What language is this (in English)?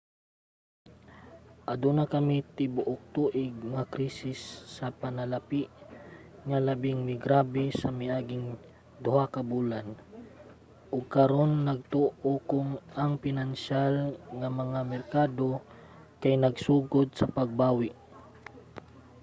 Cebuano